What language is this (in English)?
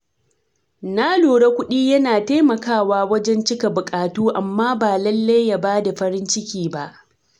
Hausa